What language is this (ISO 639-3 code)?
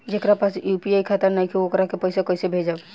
bho